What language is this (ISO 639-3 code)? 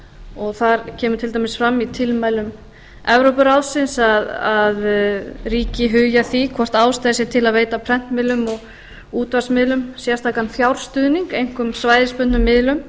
isl